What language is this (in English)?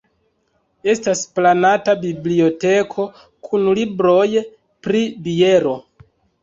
Esperanto